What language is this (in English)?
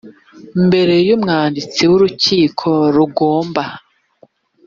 Kinyarwanda